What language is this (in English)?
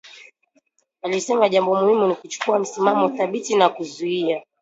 Swahili